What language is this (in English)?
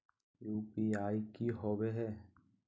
Magahi